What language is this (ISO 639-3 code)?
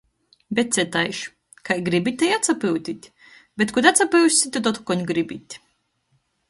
ltg